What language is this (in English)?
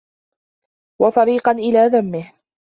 Arabic